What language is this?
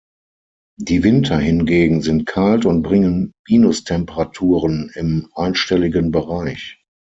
German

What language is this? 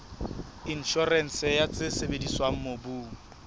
Southern Sotho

